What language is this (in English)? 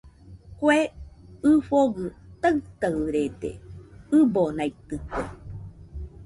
Nüpode Huitoto